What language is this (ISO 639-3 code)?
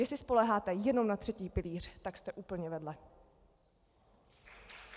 ces